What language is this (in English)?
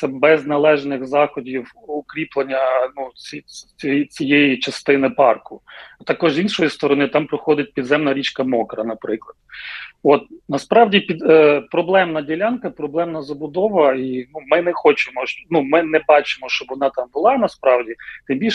Ukrainian